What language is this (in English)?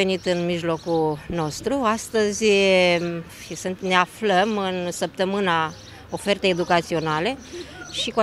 Romanian